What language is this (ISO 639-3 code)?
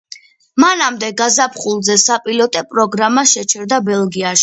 kat